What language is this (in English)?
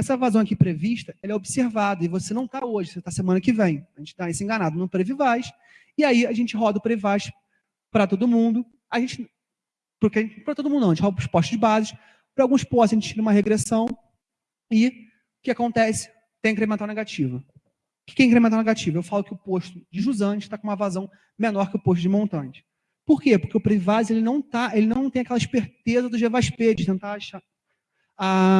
Portuguese